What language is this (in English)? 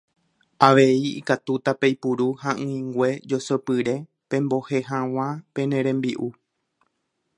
Guarani